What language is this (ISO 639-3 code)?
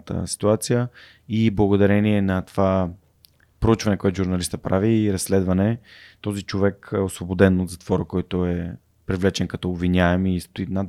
bul